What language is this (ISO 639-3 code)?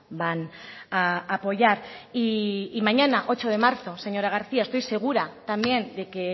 spa